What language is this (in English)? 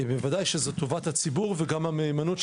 Hebrew